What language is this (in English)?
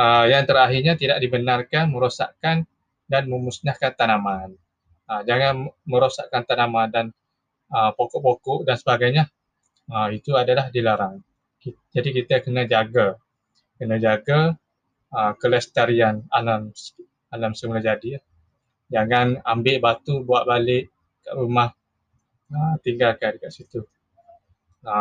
Malay